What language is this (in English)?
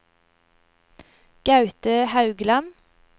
Norwegian